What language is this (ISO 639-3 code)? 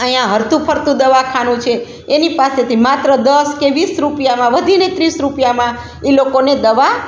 guj